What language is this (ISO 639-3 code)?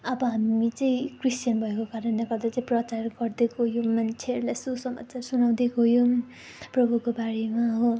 nep